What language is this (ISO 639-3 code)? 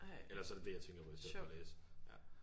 dan